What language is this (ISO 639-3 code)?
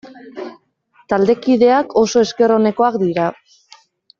eus